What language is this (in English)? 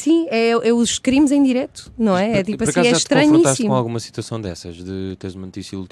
Portuguese